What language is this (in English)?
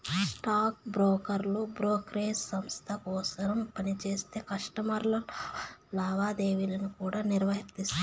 Telugu